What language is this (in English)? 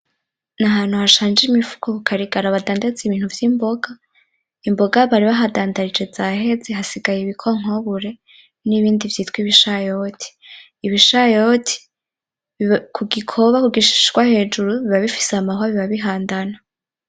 Rundi